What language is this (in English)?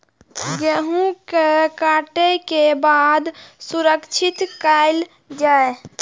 Maithili